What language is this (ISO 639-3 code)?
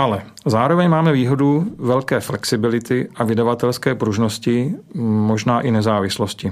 ces